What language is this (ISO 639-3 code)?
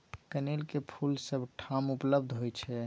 mai